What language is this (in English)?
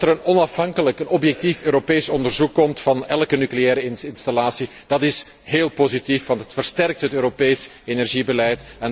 Dutch